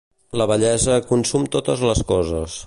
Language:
Catalan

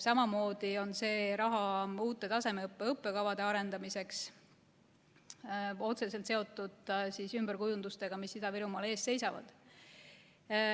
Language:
Estonian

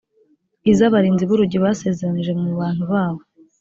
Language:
Kinyarwanda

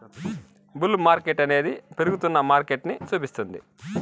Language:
Telugu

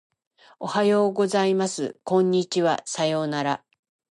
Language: Japanese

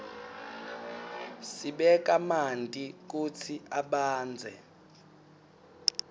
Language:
Swati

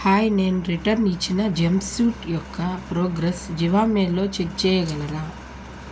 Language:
Telugu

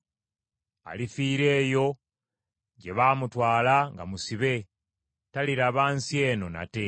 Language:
Ganda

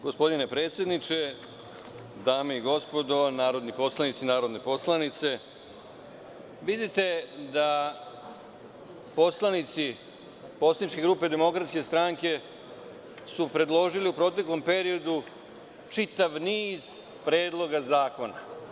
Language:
Serbian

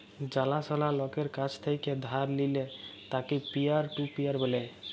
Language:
Bangla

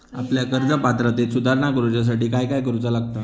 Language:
Marathi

